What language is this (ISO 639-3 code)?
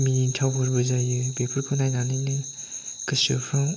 brx